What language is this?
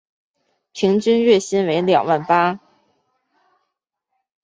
Chinese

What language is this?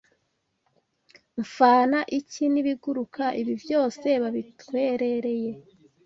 Kinyarwanda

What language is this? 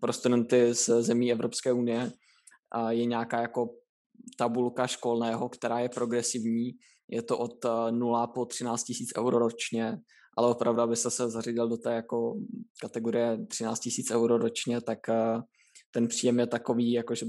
Czech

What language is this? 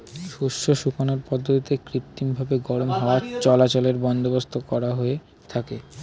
Bangla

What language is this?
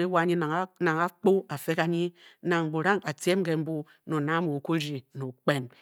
Bokyi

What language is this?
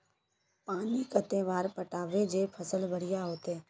Magahi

